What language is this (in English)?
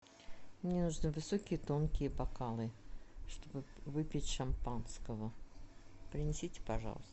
Russian